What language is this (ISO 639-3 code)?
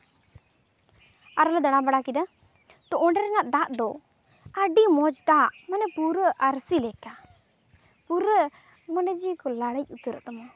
sat